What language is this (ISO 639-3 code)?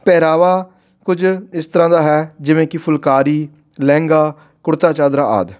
pan